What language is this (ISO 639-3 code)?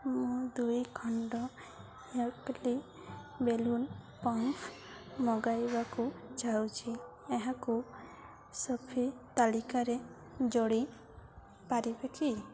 ori